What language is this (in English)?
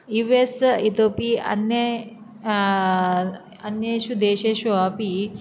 Sanskrit